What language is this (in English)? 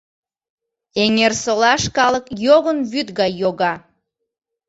Mari